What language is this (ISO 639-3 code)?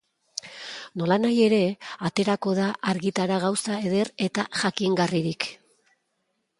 eus